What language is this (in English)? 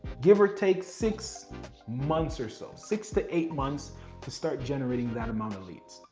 English